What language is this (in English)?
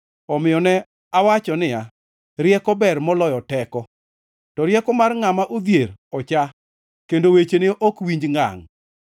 Luo (Kenya and Tanzania)